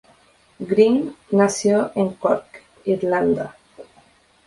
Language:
Spanish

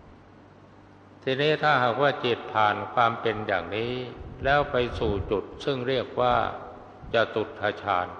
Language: Thai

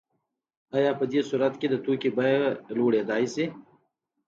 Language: Pashto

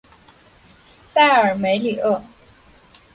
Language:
Chinese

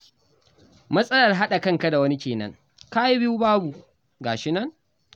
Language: Hausa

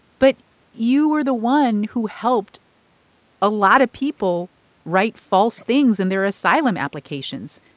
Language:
English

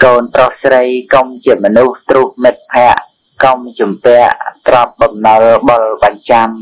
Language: Thai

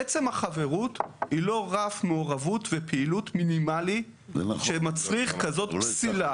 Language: Hebrew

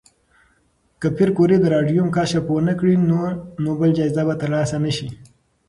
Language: Pashto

